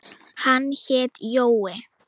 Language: Icelandic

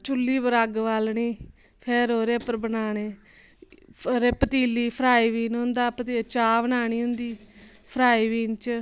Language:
Dogri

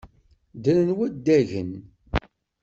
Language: Kabyle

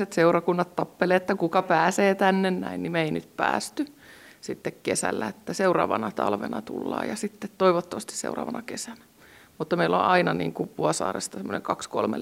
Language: Finnish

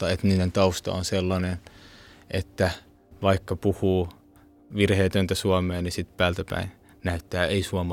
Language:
Finnish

